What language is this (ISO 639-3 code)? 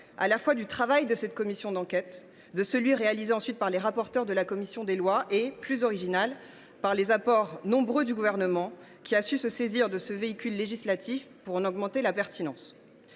fra